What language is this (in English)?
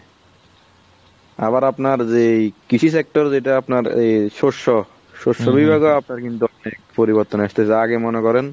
Bangla